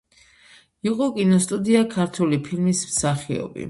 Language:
Georgian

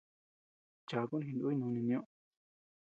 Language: Tepeuxila Cuicatec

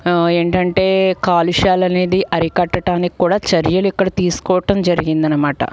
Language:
Telugu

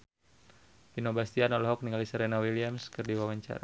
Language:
Sundanese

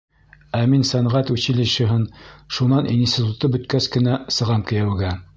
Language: Bashkir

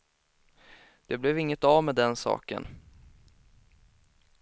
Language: Swedish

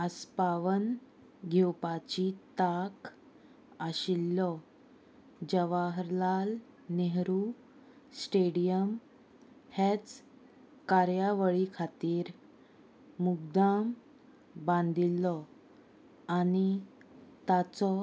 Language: Konkani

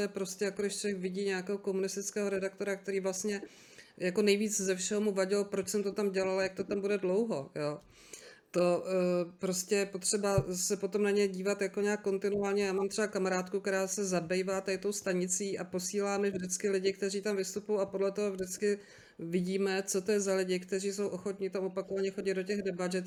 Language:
Czech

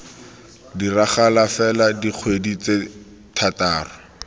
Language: Tswana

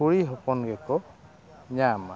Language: Santali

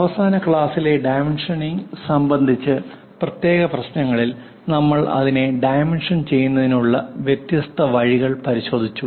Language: Malayalam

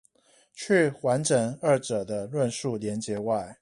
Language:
Chinese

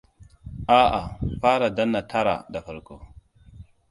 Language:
Hausa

